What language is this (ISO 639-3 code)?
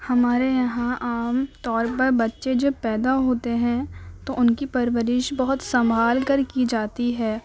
urd